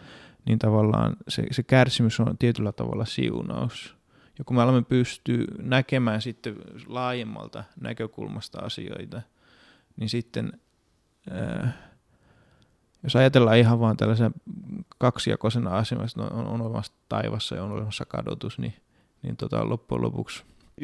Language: Finnish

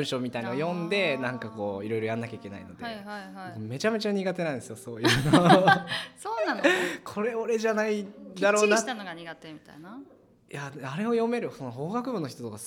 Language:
Japanese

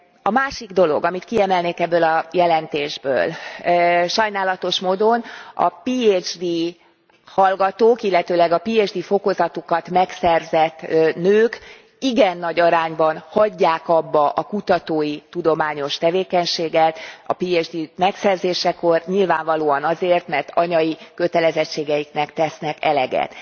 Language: Hungarian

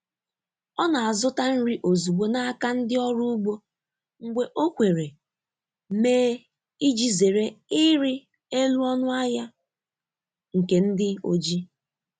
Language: Igbo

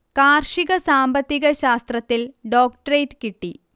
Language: Malayalam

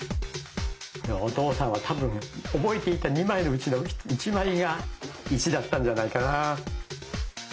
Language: Japanese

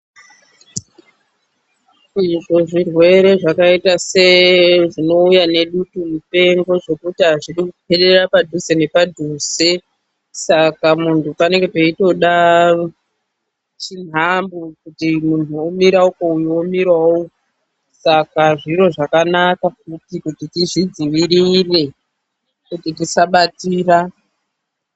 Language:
Ndau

